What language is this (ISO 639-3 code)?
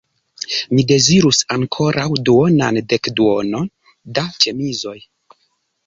epo